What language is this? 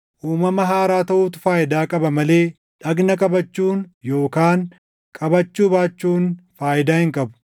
Oromo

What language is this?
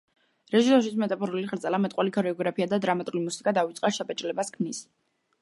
Georgian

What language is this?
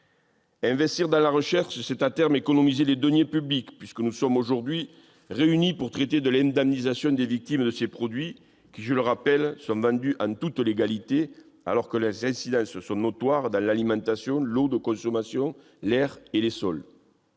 French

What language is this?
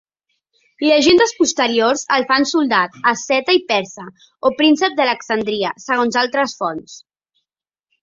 Catalan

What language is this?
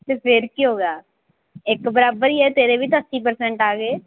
Punjabi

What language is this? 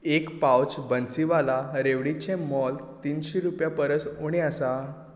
Konkani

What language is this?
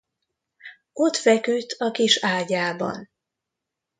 Hungarian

